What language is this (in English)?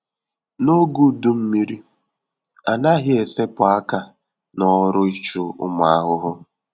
Igbo